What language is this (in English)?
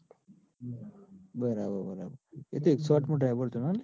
Gujarati